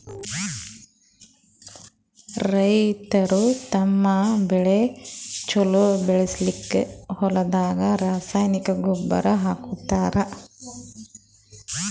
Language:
Kannada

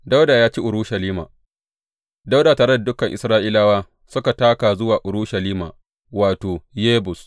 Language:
Hausa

